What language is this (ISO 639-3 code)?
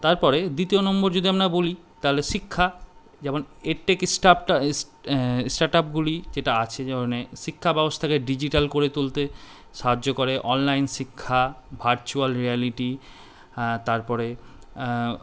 ben